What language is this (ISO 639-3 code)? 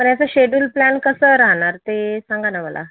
mar